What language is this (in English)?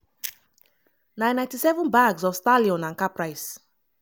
Nigerian Pidgin